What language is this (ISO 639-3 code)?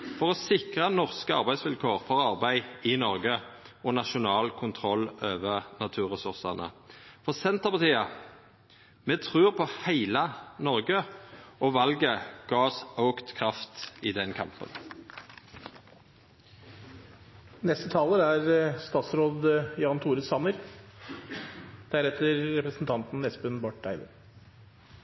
nno